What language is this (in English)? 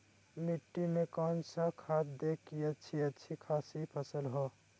Magahi